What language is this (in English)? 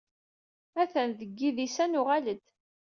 Kabyle